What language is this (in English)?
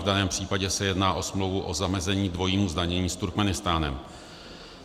Czech